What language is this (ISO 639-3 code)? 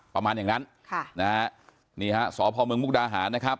tha